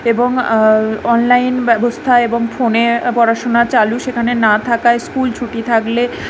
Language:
Bangla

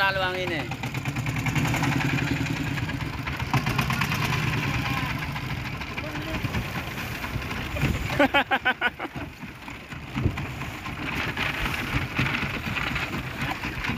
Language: Indonesian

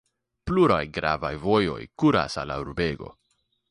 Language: Esperanto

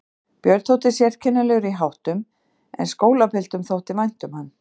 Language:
Icelandic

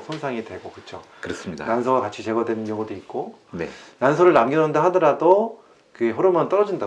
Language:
Korean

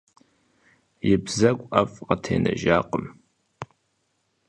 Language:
Kabardian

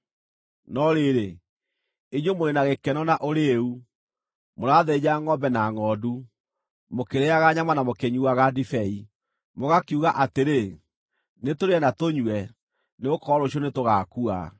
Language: Kikuyu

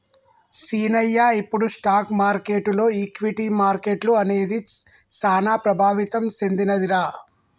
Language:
Telugu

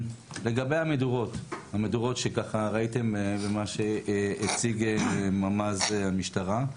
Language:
Hebrew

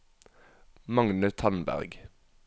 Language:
Norwegian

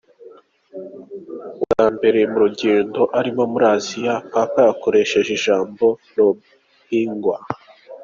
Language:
Kinyarwanda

